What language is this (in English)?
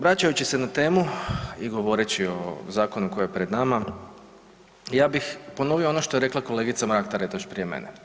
Croatian